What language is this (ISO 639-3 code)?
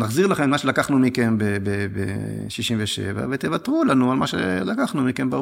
heb